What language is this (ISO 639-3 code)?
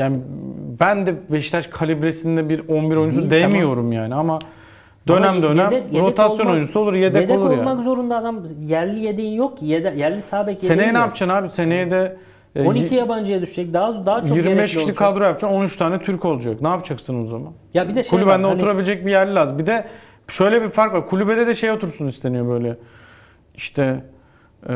tur